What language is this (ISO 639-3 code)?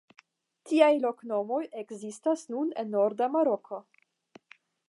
epo